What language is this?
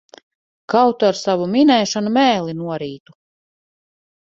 Latvian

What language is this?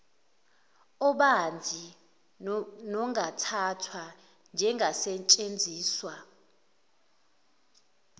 Zulu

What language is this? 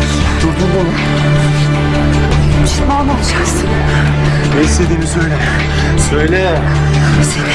Turkish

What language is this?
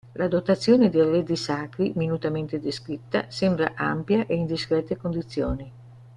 Italian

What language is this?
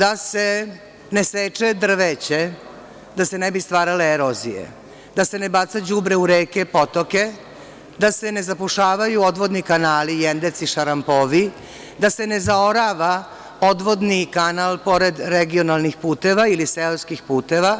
Serbian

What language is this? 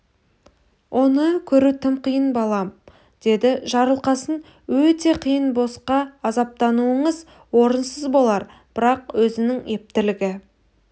Kazakh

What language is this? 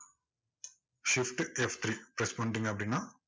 Tamil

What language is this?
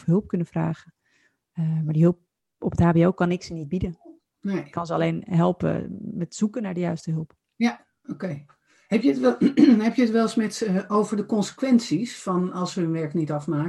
Dutch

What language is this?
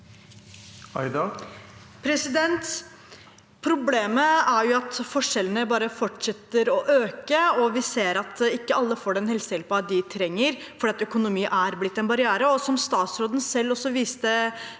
Norwegian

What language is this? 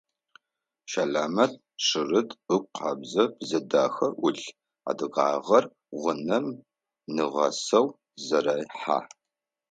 Adyghe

